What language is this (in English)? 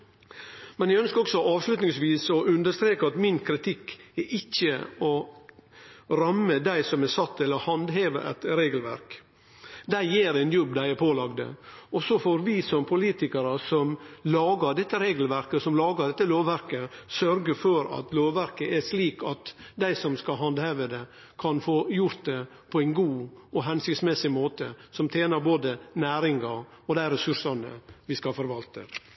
Norwegian Nynorsk